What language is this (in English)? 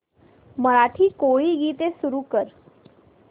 Marathi